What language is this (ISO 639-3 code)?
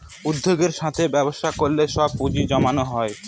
ben